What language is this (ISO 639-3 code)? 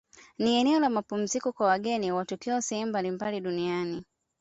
swa